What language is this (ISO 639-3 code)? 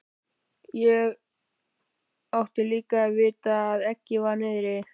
isl